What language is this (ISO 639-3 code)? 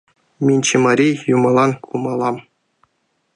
chm